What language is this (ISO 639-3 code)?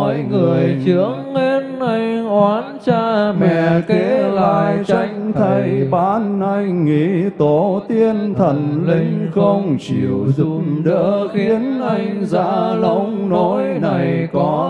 vie